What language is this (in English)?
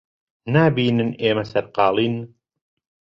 Central Kurdish